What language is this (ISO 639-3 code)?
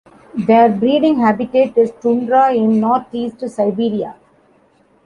eng